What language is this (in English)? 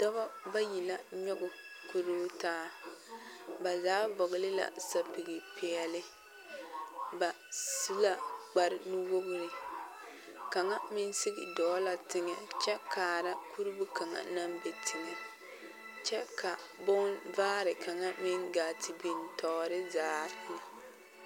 Southern Dagaare